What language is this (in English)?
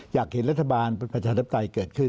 Thai